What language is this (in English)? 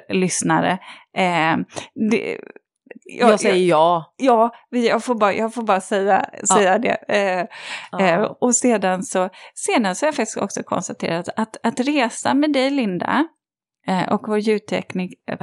Swedish